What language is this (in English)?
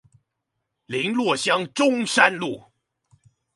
Chinese